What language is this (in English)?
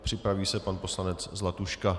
Czech